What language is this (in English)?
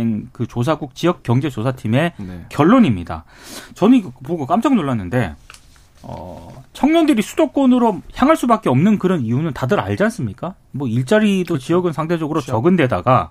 Korean